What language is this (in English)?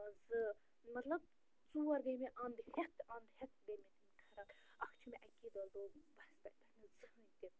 Kashmiri